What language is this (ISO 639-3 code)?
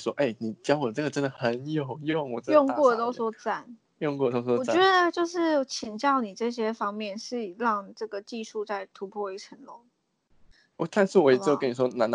zho